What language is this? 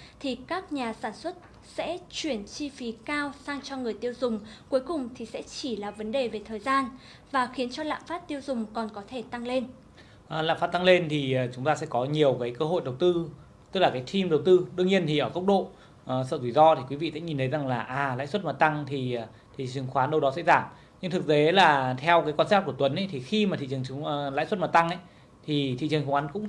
Vietnamese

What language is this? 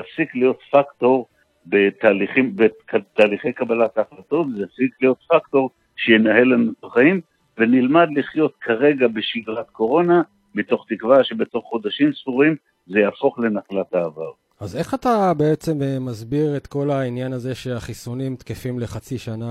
Hebrew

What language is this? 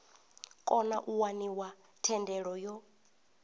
Venda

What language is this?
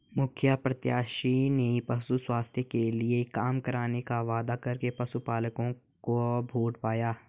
Hindi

